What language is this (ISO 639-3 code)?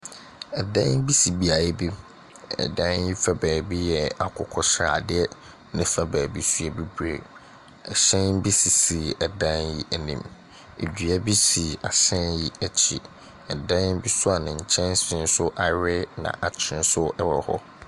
aka